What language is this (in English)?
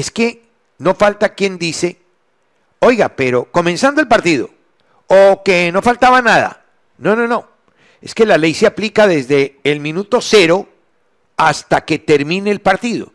Spanish